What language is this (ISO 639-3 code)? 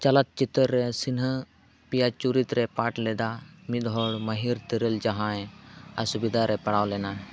sat